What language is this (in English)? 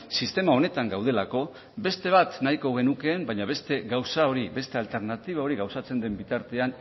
Basque